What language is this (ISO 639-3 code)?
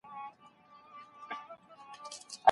pus